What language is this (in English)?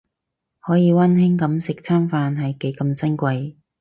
Cantonese